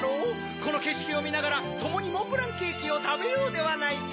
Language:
Japanese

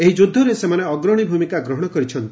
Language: Odia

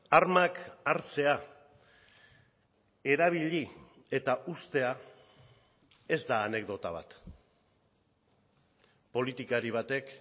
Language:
Basque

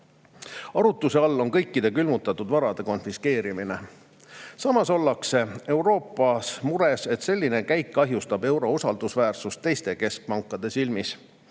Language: Estonian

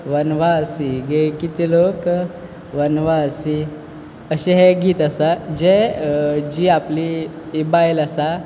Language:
Konkani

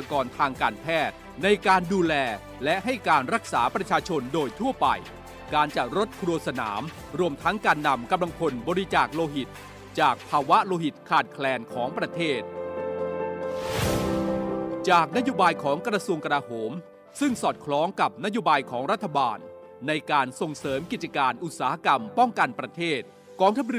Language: Thai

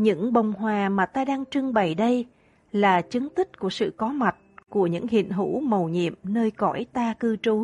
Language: Vietnamese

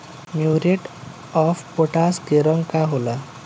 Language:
Bhojpuri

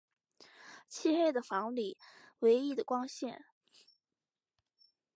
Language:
Chinese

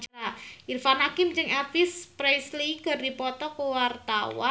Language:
Sundanese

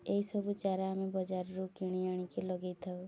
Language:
Odia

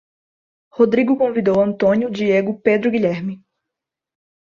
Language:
Portuguese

